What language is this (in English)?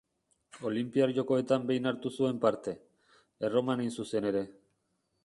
Basque